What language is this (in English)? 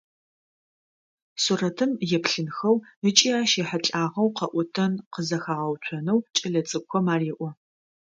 Adyghe